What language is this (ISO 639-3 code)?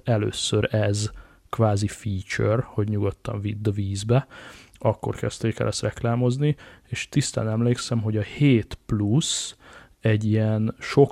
hun